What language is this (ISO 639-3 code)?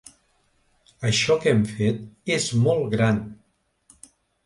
cat